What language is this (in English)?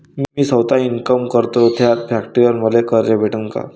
Marathi